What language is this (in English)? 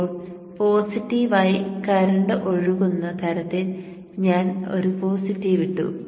Malayalam